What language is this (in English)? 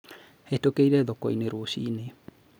Kikuyu